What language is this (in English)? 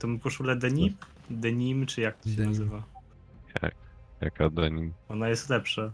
Polish